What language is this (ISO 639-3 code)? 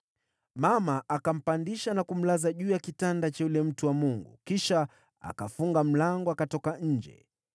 swa